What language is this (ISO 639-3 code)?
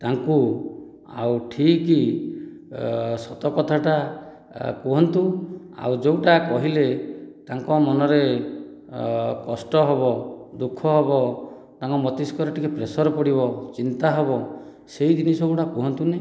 ori